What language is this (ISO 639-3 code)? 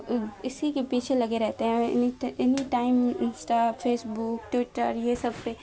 urd